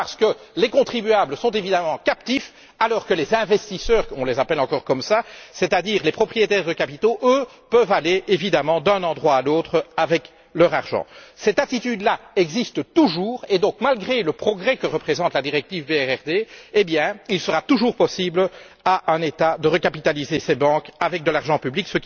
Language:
French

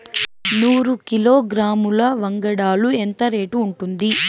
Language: Telugu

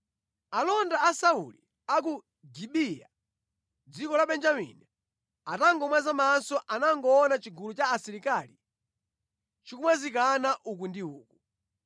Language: Nyanja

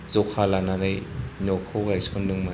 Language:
Bodo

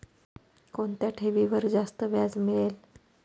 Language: Marathi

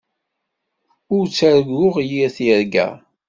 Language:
Kabyle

